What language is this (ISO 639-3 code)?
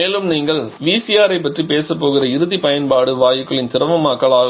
tam